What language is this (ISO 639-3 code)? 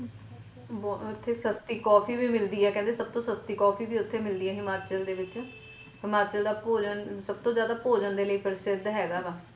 pan